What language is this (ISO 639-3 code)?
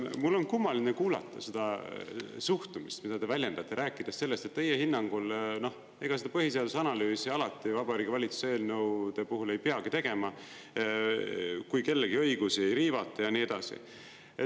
est